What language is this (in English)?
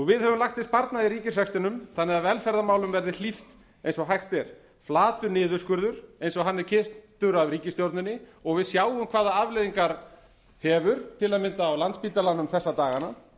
Icelandic